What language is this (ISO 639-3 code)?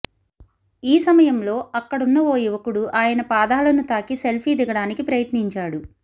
tel